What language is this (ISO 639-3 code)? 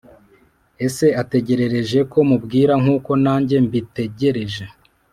kin